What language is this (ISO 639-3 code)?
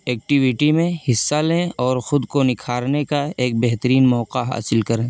urd